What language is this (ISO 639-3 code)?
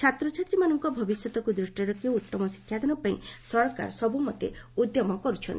ori